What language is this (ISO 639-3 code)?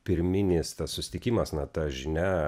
lit